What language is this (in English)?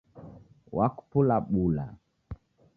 Taita